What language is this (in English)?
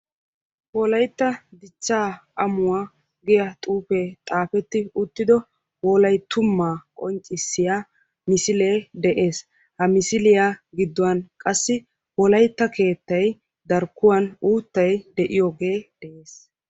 Wolaytta